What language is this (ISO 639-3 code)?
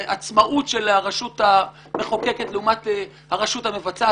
heb